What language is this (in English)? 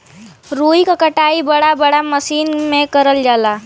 Bhojpuri